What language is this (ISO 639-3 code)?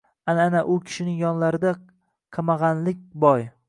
uzb